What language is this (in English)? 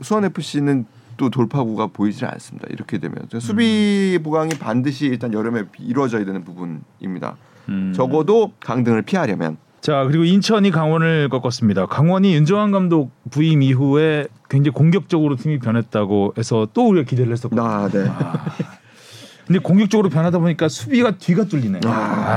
Korean